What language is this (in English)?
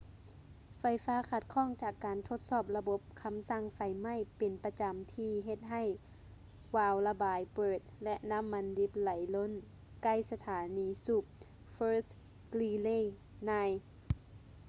Lao